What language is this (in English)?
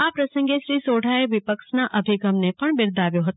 Gujarati